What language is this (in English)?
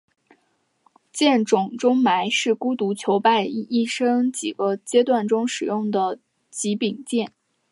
Chinese